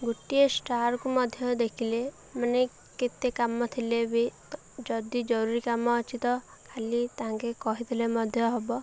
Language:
Odia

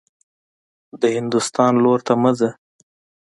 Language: Pashto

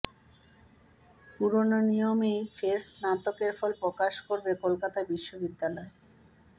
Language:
Bangla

